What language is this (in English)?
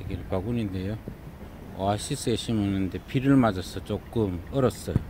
Korean